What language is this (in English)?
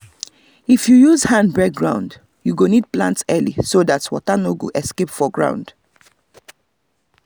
Nigerian Pidgin